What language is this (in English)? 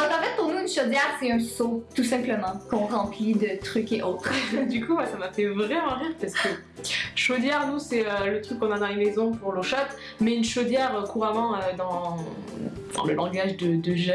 French